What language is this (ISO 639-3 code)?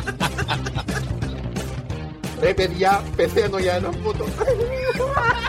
ell